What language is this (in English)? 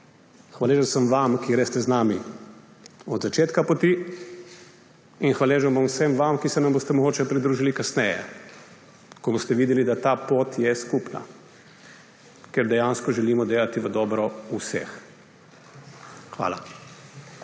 Slovenian